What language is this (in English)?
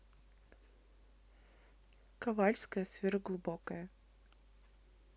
Russian